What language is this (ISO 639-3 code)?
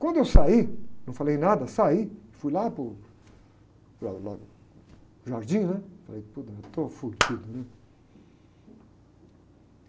por